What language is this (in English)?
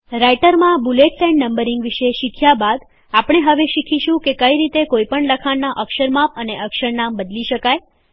Gujarati